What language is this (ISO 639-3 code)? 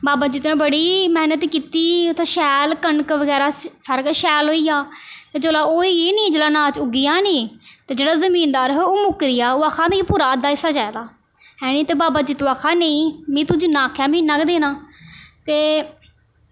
doi